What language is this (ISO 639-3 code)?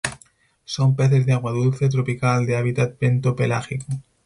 spa